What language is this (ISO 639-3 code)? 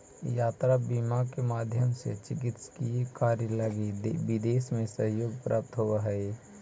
mag